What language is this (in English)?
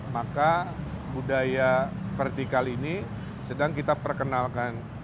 Indonesian